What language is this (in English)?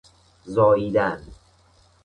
Persian